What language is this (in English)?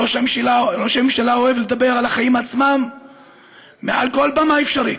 Hebrew